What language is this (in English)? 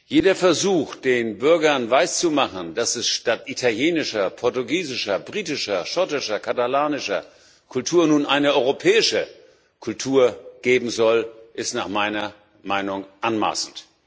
German